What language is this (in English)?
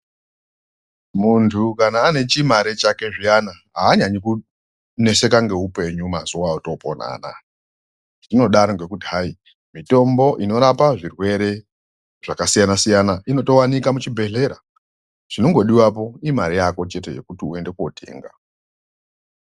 Ndau